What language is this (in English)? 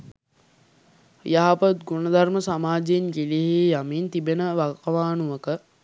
Sinhala